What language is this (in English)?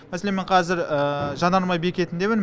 Kazakh